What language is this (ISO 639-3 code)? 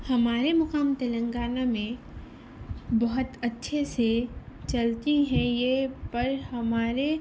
urd